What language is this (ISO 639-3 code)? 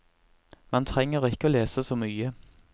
nor